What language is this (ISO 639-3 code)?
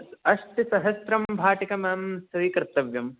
san